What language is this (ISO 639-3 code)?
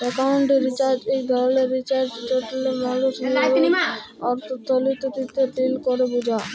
ben